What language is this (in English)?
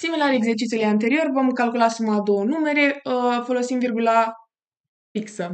Romanian